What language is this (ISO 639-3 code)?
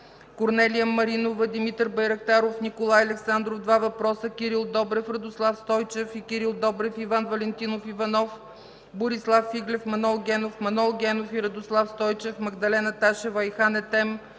bul